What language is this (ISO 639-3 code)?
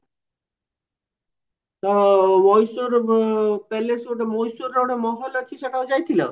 ori